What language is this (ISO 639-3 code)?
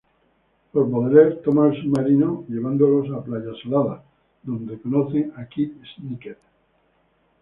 spa